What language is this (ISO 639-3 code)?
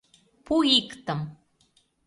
chm